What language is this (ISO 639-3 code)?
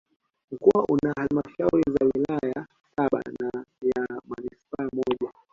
swa